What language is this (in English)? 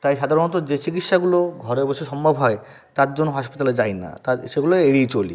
Bangla